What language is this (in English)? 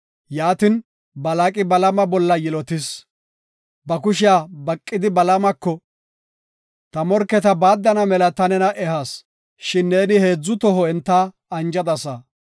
Gofa